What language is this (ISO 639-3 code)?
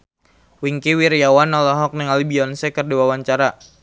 sun